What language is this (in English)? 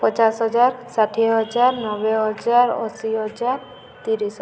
Odia